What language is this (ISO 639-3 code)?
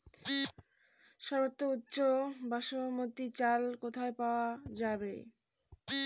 ben